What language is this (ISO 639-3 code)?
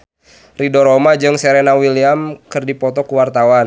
sun